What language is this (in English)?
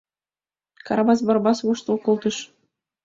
Mari